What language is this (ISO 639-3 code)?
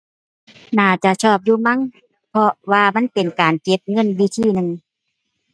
tha